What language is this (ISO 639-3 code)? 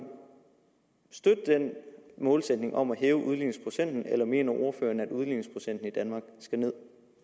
dan